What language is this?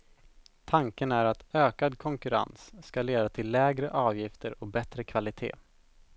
Swedish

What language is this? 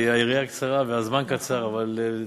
Hebrew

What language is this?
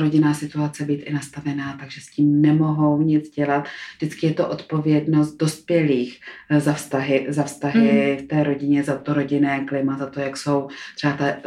Czech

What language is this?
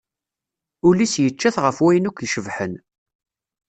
Kabyle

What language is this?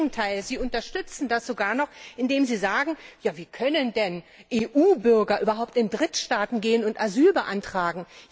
German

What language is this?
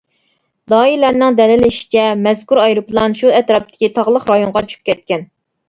Uyghur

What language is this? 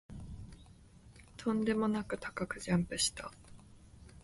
Japanese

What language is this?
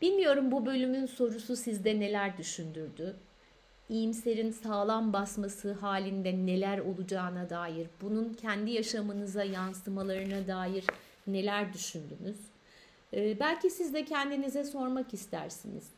Turkish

